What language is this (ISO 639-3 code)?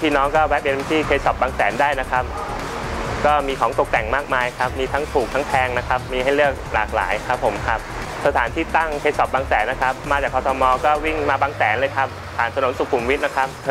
tha